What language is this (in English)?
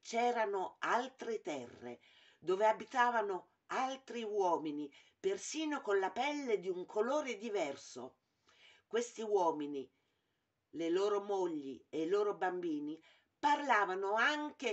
Italian